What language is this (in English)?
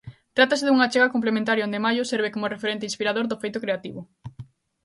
Galician